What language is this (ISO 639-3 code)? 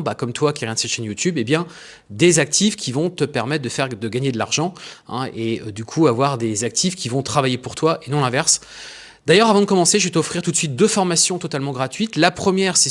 fra